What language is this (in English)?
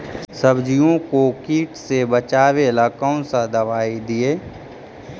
Magahi